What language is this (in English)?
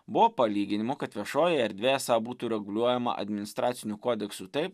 Lithuanian